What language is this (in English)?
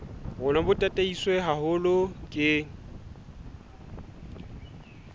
Southern Sotho